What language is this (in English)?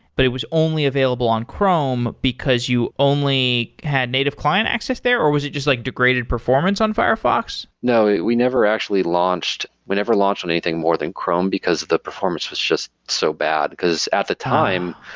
English